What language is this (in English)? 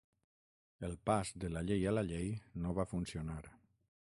Catalan